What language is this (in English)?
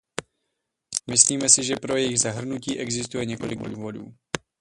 Czech